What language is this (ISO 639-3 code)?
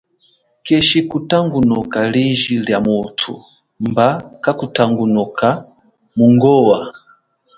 cjk